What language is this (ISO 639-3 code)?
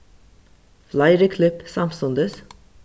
fao